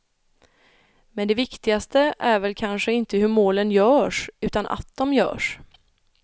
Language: Swedish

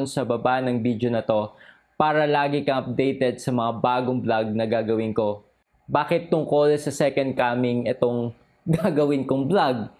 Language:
Filipino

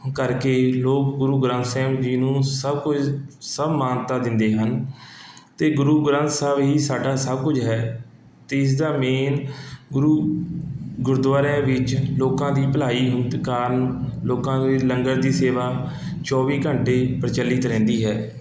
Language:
Punjabi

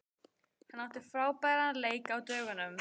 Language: Icelandic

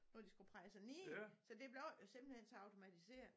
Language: Danish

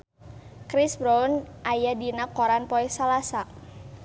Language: Sundanese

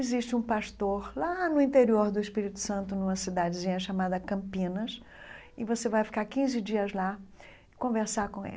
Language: Portuguese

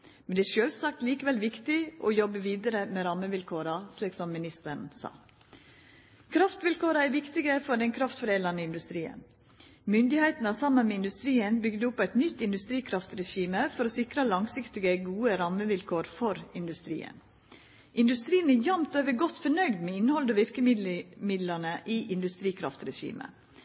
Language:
Norwegian Nynorsk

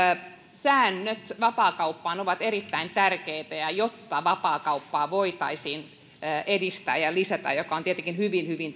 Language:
Finnish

